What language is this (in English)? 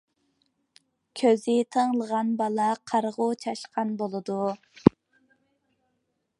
Uyghur